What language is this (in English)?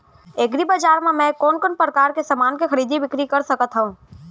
Chhattisgarhi